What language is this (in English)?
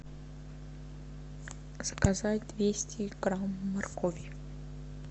Russian